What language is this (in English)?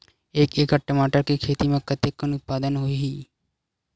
Chhattisgarhi